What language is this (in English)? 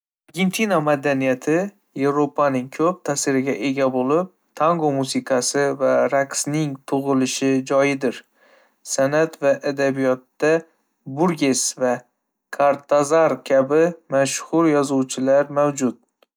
Uzbek